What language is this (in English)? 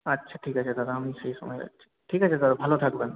Bangla